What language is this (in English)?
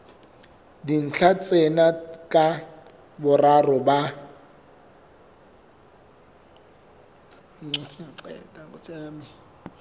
Southern Sotho